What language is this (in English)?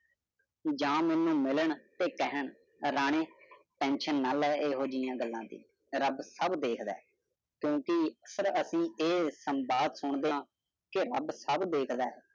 Punjabi